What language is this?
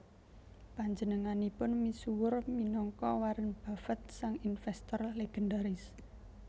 Javanese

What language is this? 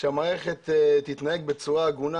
Hebrew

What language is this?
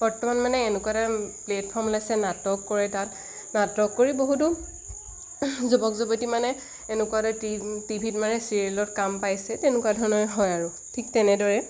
Assamese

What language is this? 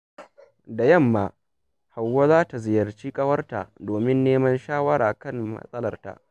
Hausa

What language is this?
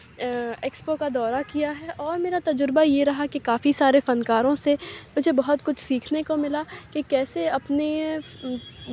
Urdu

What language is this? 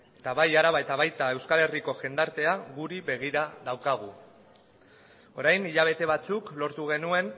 Basque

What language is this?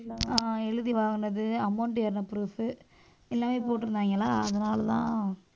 Tamil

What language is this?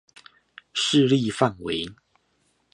Chinese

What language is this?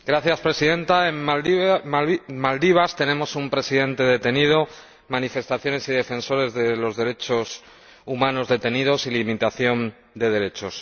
Spanish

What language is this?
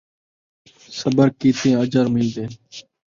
Saraiki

